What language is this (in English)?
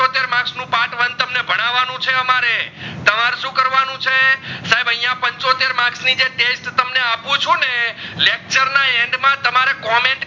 Gujarati